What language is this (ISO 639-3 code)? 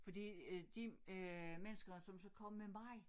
dan